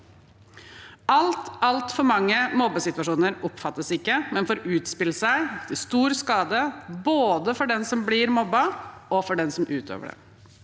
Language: Norwegian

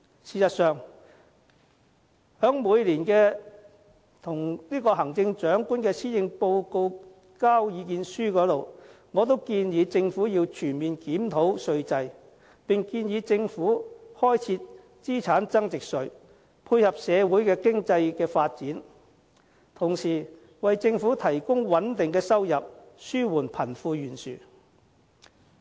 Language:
Cantonese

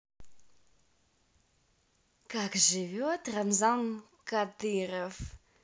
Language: Russian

